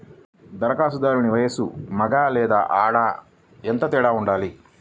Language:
Telugu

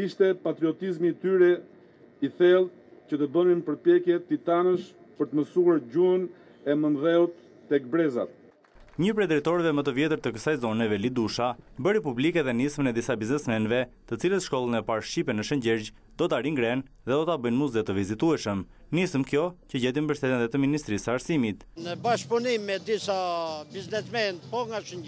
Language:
Romanian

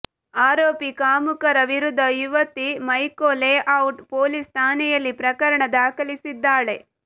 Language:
Kannada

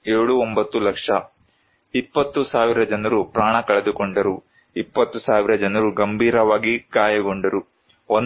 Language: Kannada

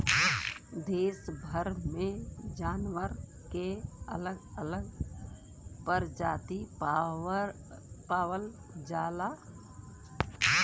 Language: Bhojpuri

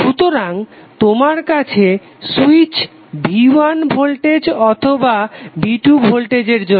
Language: Bangla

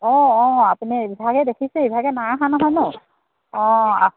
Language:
Assamese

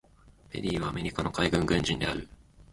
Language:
Japanese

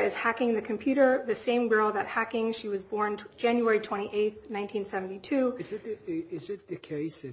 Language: English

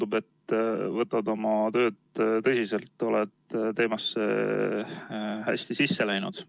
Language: Estonian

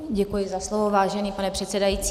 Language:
Czech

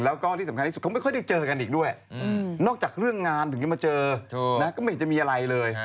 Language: Thai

